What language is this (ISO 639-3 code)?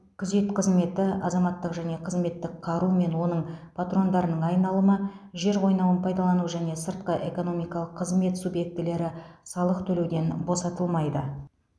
kaz